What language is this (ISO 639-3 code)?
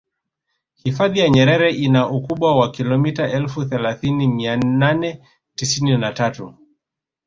swa